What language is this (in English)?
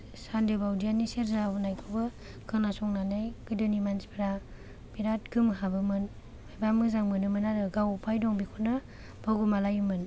Bodo